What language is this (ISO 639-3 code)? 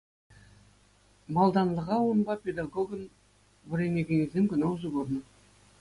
chv